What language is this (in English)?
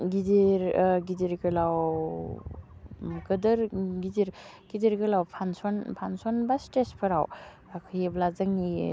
Bodo